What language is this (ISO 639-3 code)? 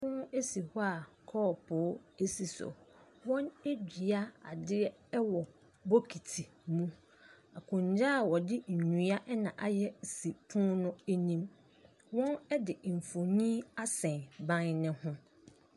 aka